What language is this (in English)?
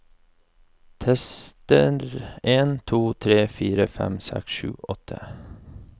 Norwegian